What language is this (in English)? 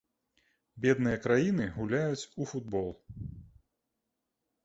Belarusian